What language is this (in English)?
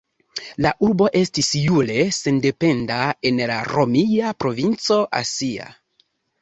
Esperanto